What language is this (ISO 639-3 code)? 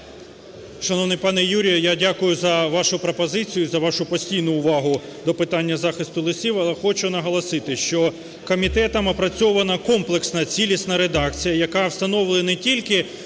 ukr